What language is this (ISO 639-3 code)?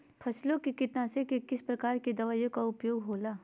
mag